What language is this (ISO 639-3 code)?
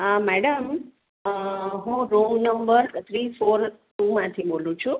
guj